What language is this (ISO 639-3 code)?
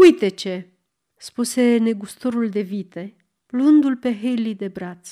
ron